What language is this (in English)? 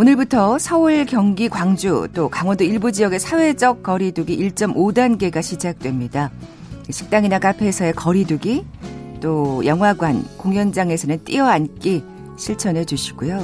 Korean